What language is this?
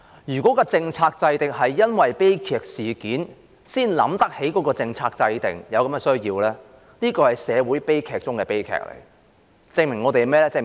Cantonese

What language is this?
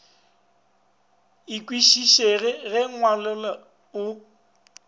Northern Sotho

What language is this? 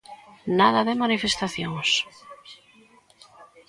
Galician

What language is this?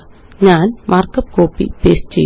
Malayalam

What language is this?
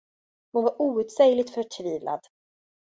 Swedish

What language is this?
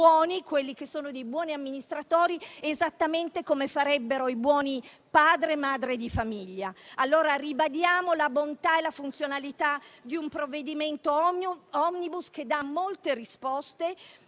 Italian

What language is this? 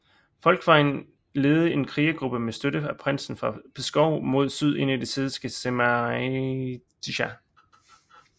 Danish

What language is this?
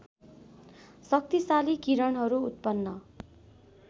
Nepali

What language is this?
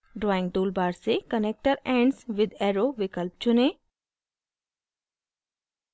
Hindi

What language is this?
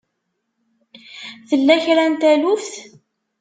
Kabyle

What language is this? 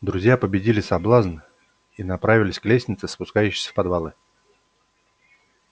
Russian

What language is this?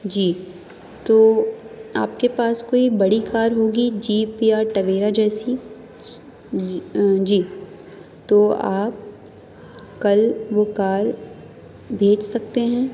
Urdu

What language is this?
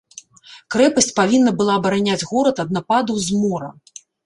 Belarusian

